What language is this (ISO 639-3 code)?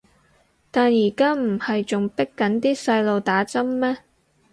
yue